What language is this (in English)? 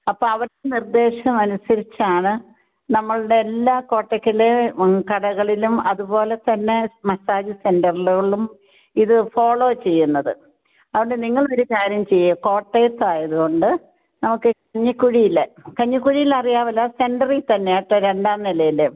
Malayalam